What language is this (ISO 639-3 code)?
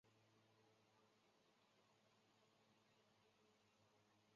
zho